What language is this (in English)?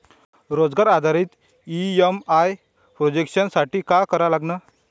Marathi